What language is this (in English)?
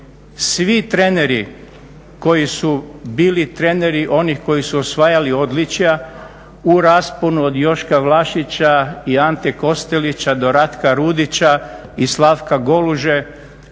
Croatian